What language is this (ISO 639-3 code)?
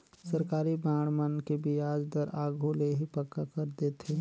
hne